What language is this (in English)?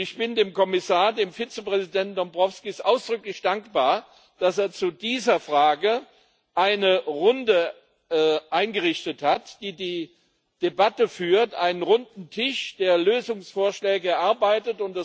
German